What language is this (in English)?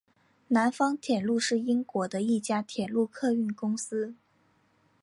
Chinese